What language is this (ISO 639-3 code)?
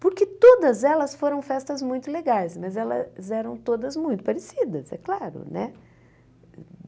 por